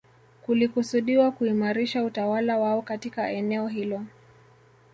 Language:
Swahili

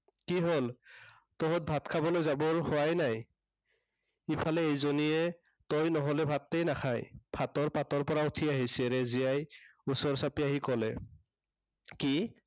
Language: Assamese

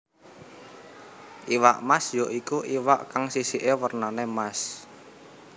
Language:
Javanese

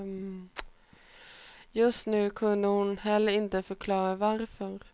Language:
Swedish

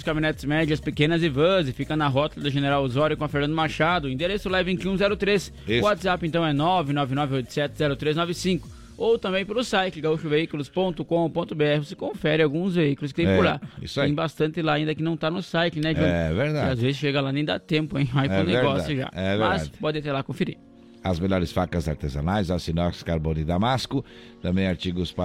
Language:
Portuguese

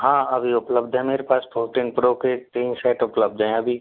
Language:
Hindi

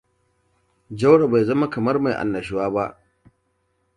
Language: Hausa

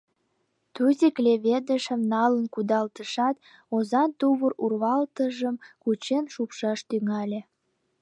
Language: Mari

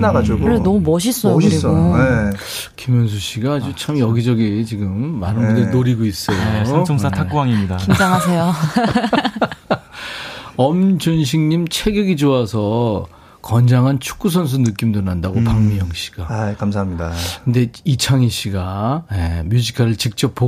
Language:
Korean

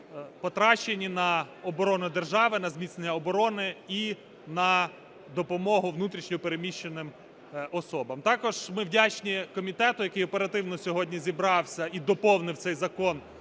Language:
Ukrainian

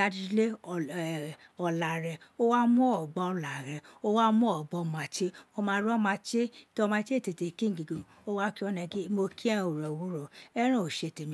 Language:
Isekiri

